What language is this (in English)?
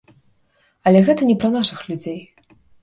Belarusian